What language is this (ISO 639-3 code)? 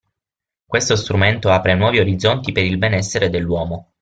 ita